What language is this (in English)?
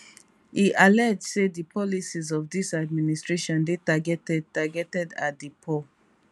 Nigerian Pidgin